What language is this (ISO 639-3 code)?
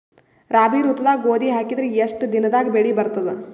kan